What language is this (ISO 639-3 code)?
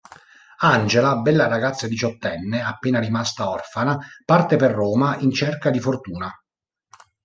ita